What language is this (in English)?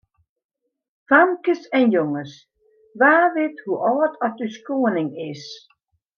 Western Frisian